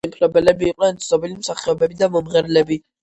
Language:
Georgian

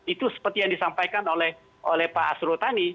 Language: Indonesian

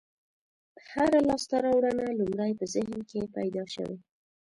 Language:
Pashto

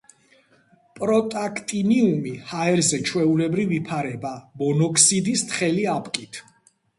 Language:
Georgian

